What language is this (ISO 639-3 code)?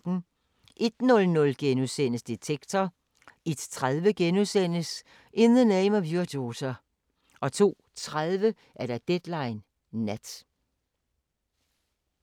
dan